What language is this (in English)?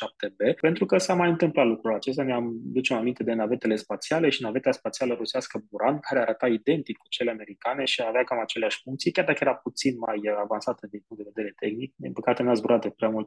Romanian